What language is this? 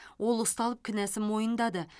Kazakh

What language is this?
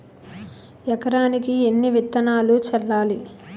Telugu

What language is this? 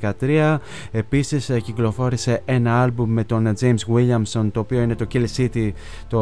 Greek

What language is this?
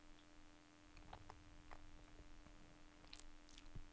Norwegian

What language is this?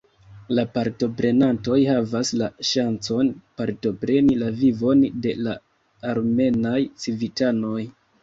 Esperanto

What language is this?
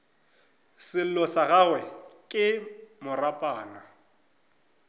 Northern Sotho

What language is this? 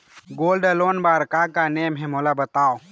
Chhattisgarhi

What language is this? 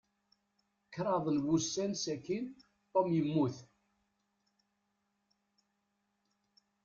Kabyle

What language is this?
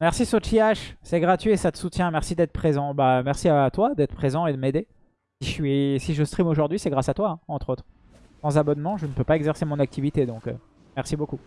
French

